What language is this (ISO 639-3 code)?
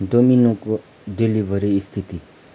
nep